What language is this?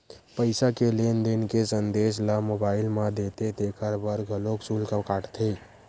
Chhattisgarhi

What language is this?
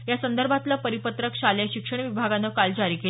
Marathi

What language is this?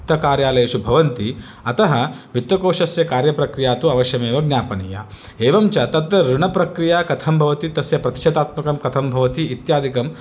Sanskrit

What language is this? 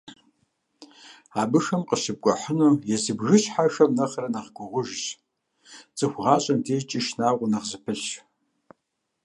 Kabardian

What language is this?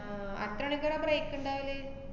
Malayalam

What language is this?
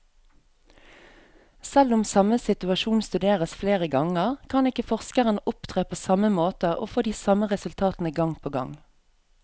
Norwegian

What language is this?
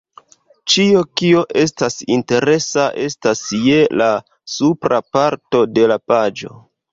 Esperanto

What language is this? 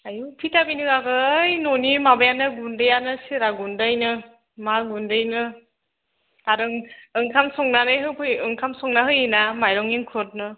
Bodo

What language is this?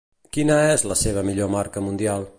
Catalan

